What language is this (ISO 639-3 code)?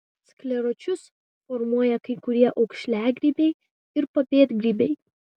lit